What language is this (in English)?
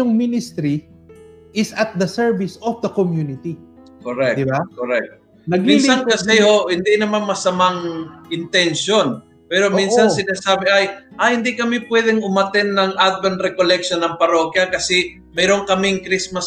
Filipino